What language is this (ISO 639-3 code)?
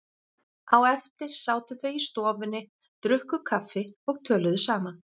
isl